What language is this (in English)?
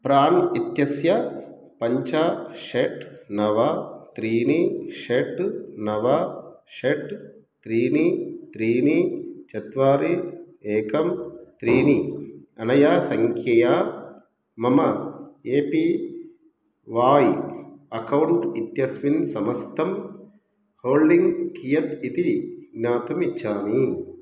Sanskrit